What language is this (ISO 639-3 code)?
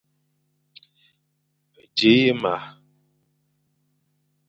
fan